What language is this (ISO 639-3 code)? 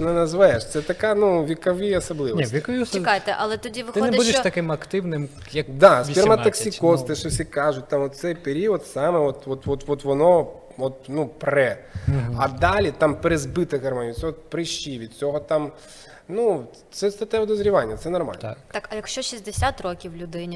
ukr